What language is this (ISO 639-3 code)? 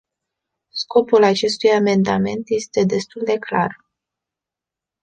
ron